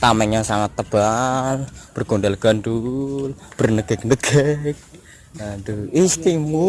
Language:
Indonesian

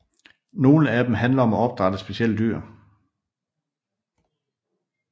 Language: Danish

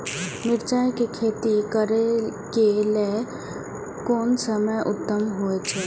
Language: Maithili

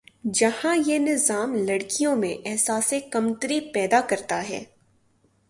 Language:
Urdu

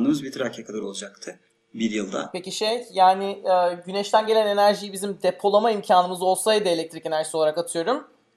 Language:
Turkish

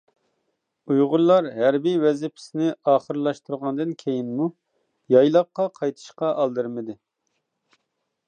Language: Uyghur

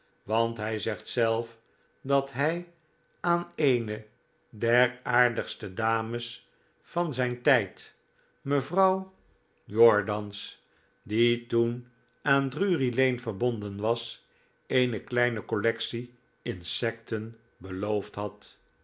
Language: Dutch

